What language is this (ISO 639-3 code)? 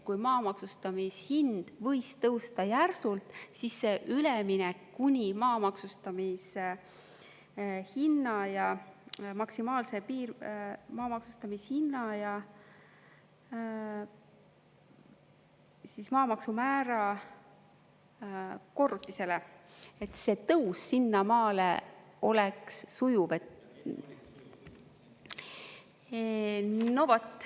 est